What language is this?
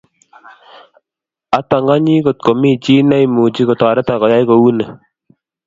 Kalenjin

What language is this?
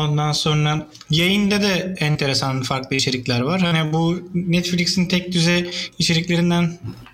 Turkish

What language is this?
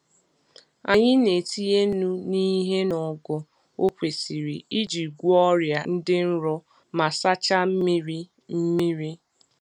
Igbo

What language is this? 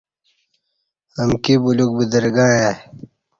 Kati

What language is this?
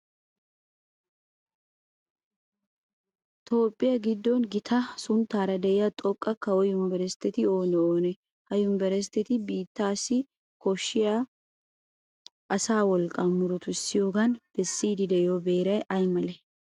Wolaytta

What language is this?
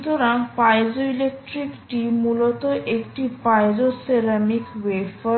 Bangla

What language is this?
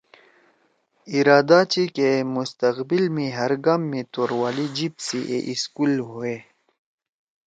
Torwali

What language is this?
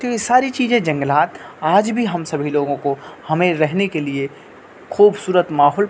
Urdu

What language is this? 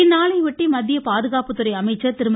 Tamil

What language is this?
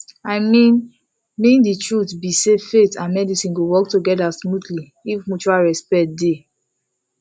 Nigerian Pidgin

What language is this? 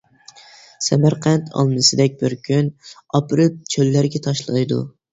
Uyghur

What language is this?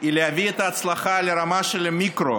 Hebrew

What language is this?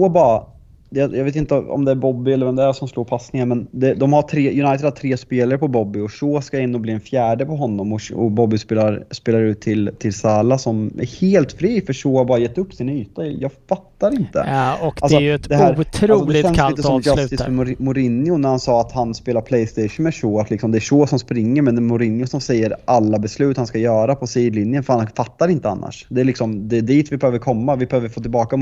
Swedish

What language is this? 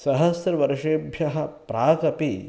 Sanskrit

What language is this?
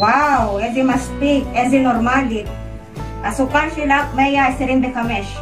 Filipino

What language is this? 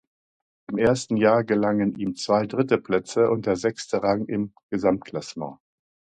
German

